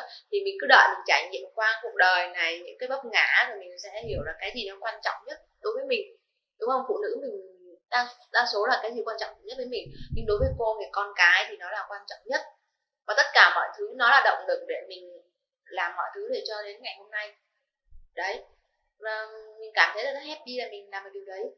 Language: Vietnamese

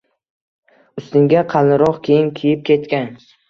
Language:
Uzbek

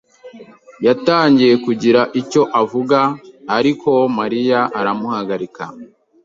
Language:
Kinyarwanda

